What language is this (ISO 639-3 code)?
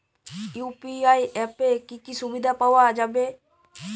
ben